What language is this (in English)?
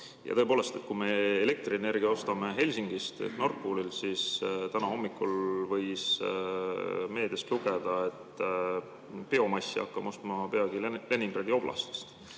Estonian